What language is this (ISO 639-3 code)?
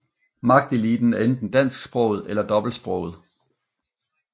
dan